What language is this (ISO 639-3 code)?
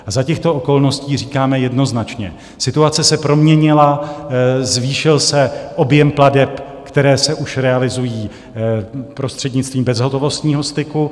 ces